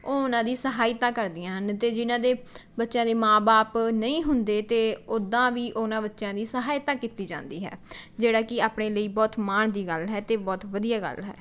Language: Punjabi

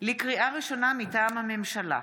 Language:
Hebrew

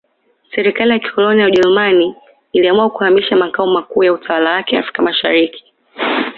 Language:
Swahili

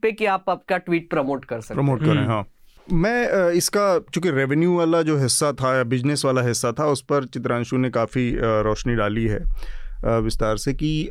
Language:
Hindi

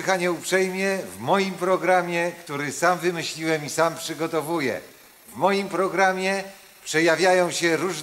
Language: Polish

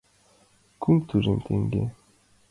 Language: Mari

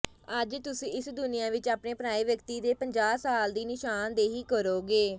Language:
Punjabi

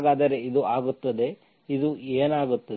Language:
Kannada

